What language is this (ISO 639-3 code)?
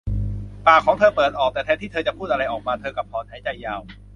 tha